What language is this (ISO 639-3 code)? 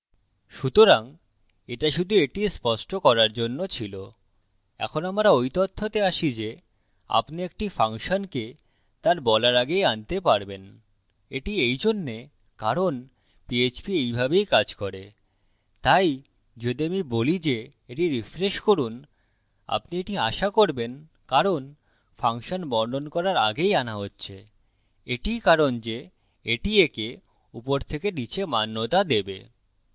ben